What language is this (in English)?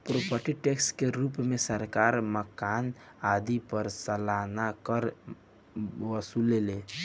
Bhojpuri